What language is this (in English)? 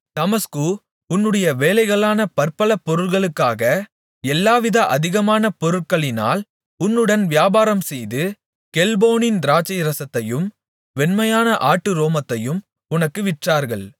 Tamil